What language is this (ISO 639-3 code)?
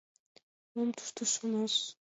chm